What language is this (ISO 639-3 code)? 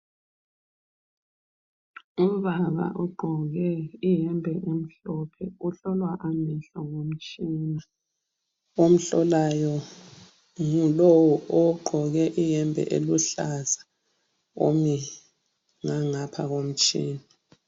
nde